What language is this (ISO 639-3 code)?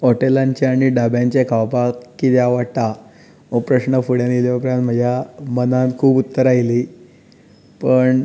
kok